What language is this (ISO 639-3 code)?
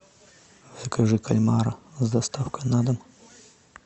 rus